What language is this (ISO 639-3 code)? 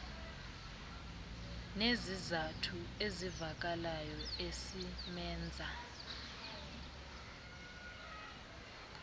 xho